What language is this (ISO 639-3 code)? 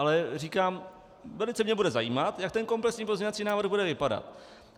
ces